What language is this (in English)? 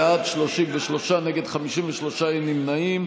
Hebrew